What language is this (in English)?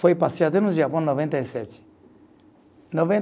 Portuguese